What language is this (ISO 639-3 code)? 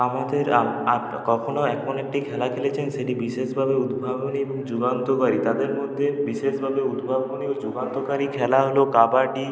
ben